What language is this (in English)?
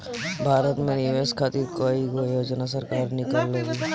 Bhojpuri